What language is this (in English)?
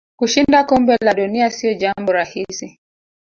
Swahili